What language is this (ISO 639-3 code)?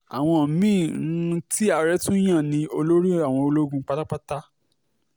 yor